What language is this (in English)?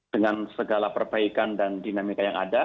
Indonesian